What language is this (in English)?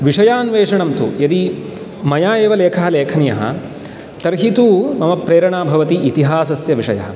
Sanskrit